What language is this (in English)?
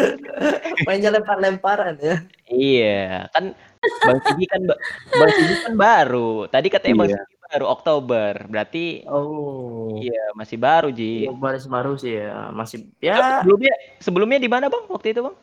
Indonesian